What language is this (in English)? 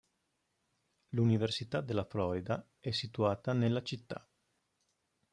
Italian